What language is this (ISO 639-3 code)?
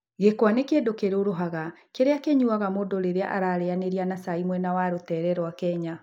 kik